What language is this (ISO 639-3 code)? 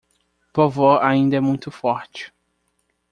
por